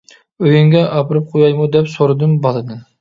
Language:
Uyghur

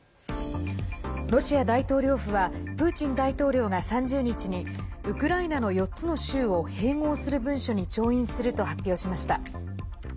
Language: Japanese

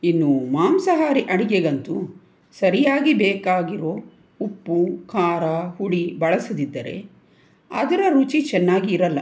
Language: Kannada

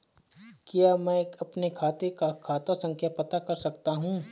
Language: Hindi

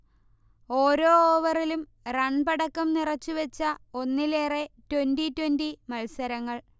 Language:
Malayalam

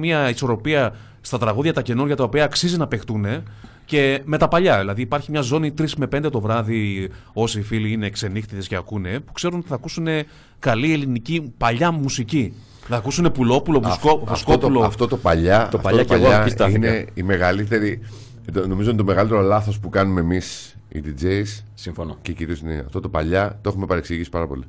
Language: Greek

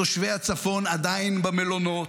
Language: Hebrew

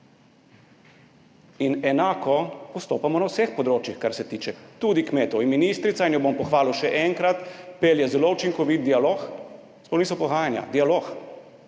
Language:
Slovenian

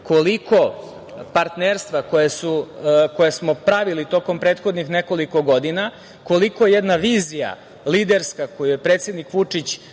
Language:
Serbian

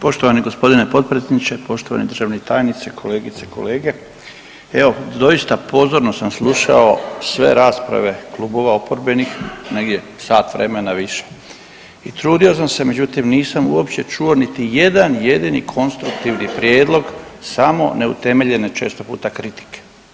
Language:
Croatian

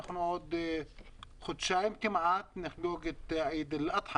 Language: Hebrew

